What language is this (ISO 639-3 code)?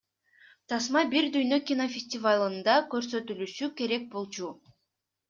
kir